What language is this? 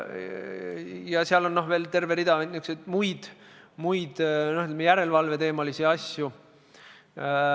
Estonian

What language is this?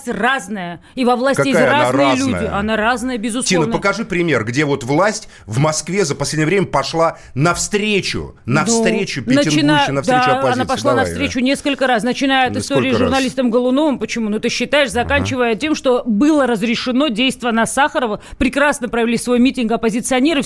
Russian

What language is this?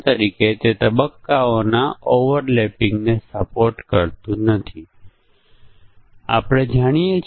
Gujarati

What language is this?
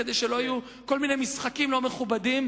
Hebrew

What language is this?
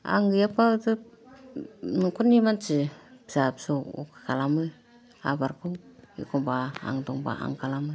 Bodo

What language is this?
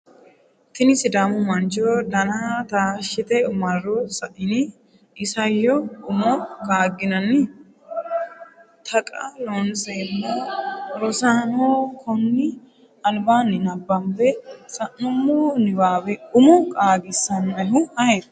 Sidamo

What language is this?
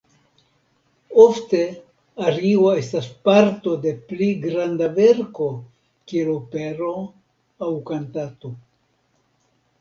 Esperanto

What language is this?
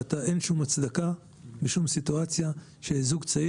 Hebrew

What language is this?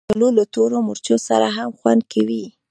Pashto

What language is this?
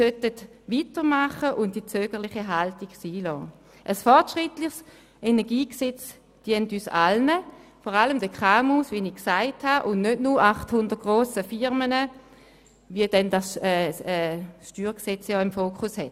Swiss German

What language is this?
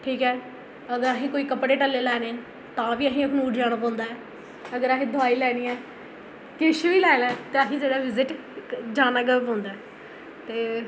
Dogri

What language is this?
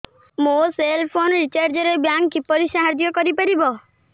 Odia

